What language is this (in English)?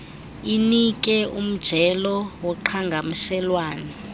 Xhosa